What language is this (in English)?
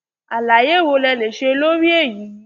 Yoruba